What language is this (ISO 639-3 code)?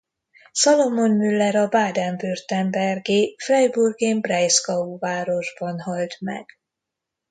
hun